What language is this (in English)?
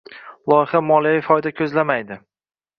Uzbek